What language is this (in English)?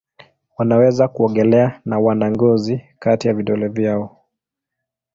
Swahili